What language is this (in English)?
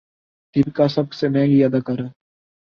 Urdu